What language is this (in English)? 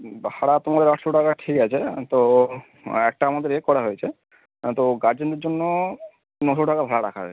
Bangla